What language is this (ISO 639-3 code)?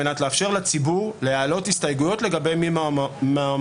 heb